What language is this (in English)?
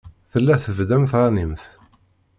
Kabyle